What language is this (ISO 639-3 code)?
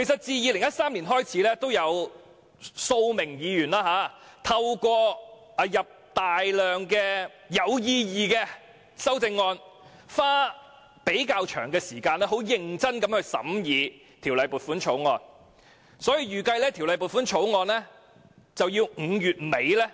yue